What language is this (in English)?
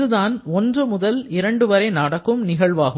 Tamil